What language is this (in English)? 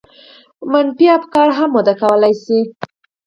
Pashto